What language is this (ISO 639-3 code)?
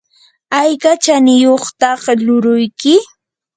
qur